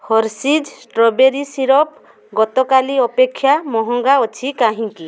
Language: Odia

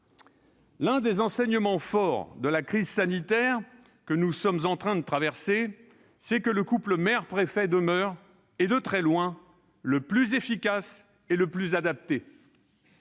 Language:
French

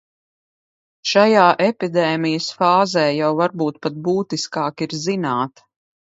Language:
Latvian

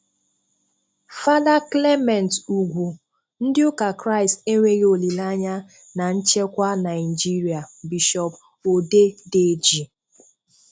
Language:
Igbo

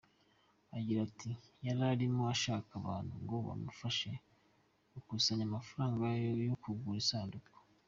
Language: Kinyarwanda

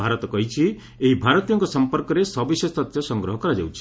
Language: Odia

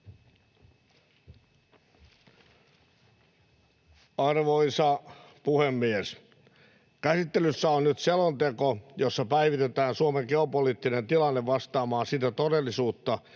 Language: Finnish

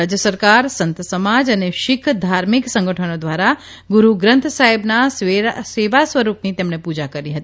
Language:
Gujarati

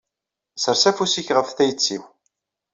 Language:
Kabyle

